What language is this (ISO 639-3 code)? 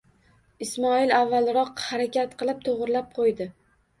uzb